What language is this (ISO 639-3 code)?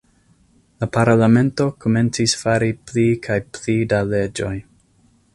epo